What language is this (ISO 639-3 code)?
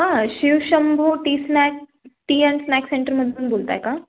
mar